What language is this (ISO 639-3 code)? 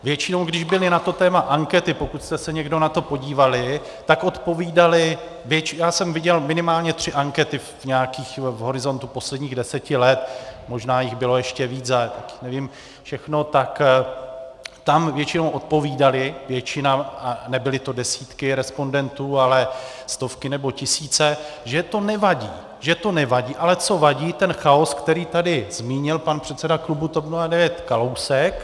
ces